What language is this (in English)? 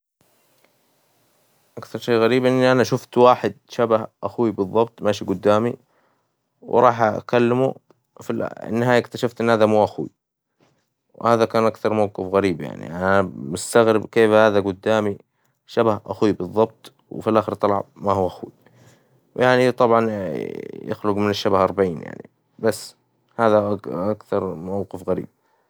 Hijazi Arabic